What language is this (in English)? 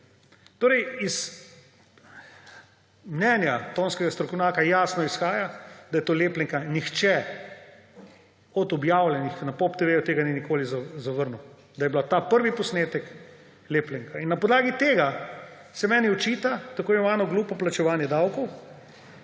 Slovenian